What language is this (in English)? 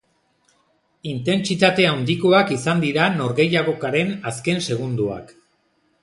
Basque